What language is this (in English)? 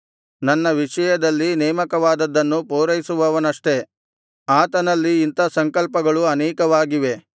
Kannada